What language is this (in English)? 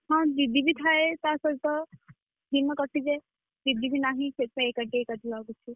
Odia